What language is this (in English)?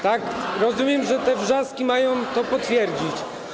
Polish